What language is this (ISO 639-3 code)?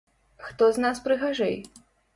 bel